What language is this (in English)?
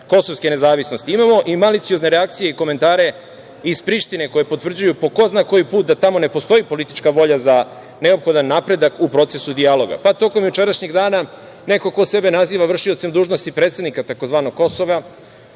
Serbian